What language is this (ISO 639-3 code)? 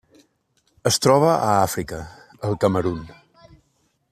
cat